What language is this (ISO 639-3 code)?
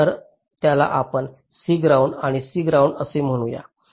mar